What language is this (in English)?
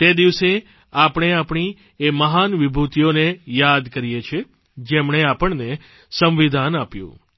Gujarati